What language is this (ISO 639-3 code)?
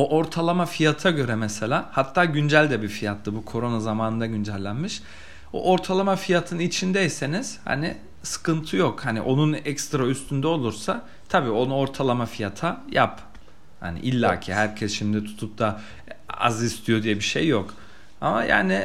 tur